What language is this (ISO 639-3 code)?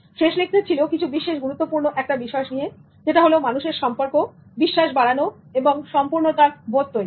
ben